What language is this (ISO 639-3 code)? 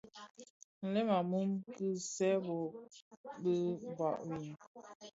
ksf